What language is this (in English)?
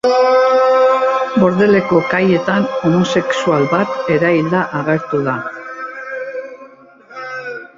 Basque